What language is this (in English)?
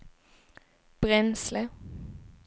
Swedish